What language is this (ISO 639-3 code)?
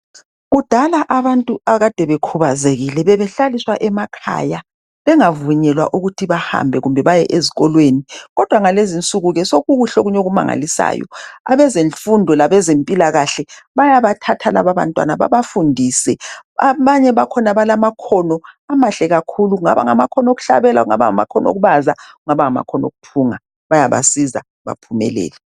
nde